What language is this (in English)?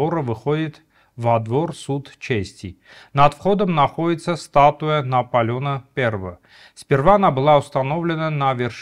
Russian